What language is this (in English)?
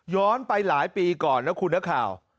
Thai